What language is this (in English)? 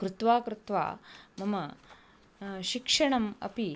Sanskrit